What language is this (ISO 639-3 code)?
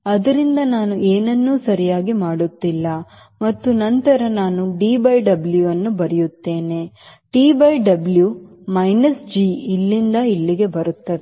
kan